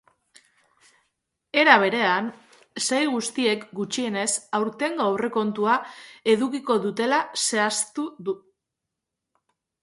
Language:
Basque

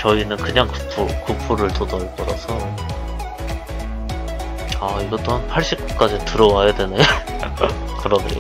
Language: Korean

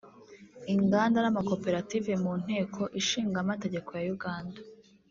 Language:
Kinyarwanda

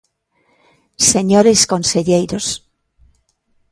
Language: Galician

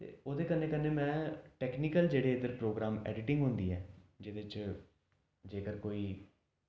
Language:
Dogri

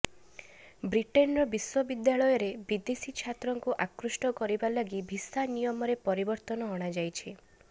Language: Odia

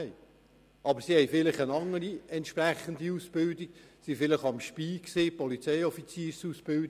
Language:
Swiss German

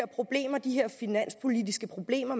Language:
Danish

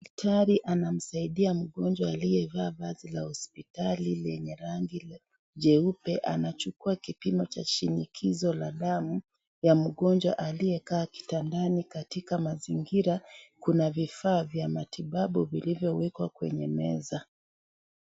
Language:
Swahili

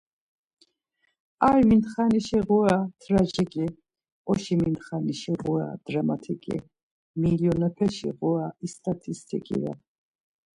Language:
Laz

